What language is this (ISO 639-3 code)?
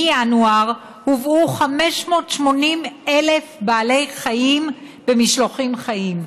heb